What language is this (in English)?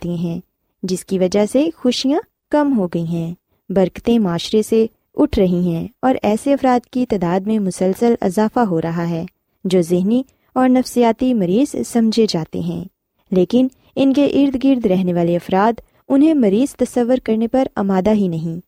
Urdu